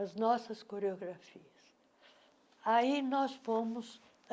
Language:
Portuguese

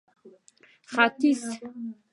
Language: Pashto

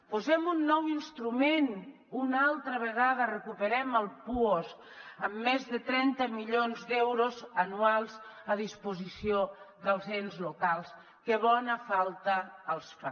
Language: Catalan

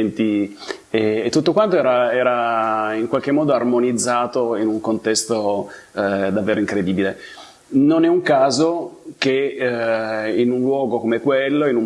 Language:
Italian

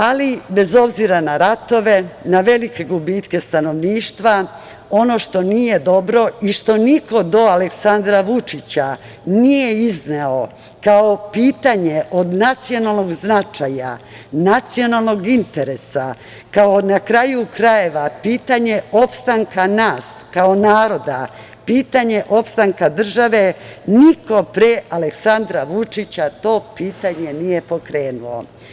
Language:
Serbian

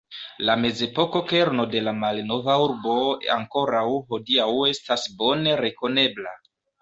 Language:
Esperanto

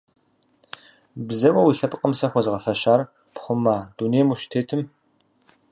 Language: Kabardian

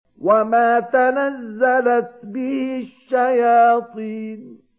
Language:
Arabic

